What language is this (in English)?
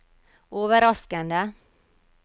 Norwegian